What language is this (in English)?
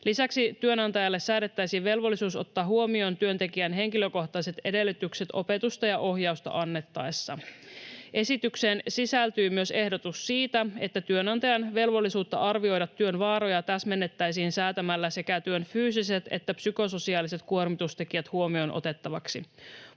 Finnish